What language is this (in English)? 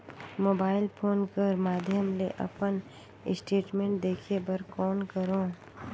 Chhattisgarhi